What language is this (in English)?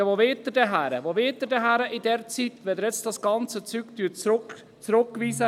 Swiss German